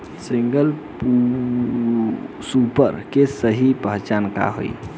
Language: Bhojpuri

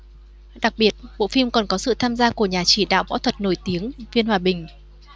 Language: Vietnamese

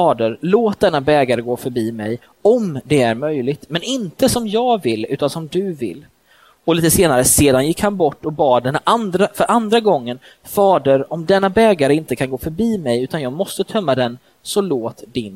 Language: Swedish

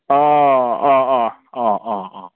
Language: Bodo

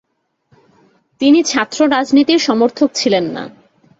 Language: Bangla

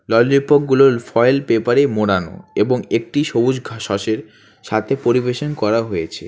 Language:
Bangla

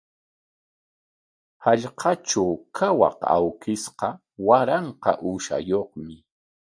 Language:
Corongo Ancash Quechua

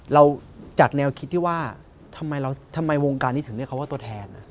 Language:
Thai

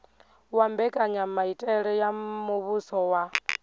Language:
Venda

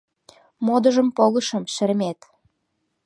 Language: Mari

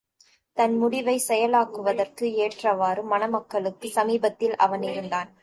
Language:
Tamil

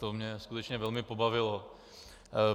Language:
Czech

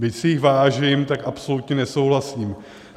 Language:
Czech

